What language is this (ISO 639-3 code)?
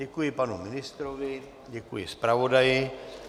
ces